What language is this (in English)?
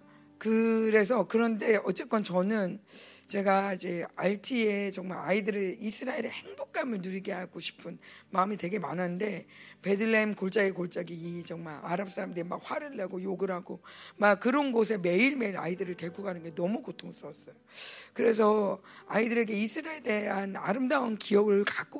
Korean